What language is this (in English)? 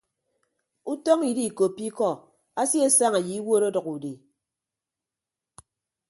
Ibibio